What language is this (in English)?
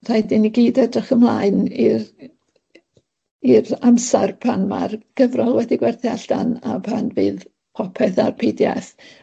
Welsh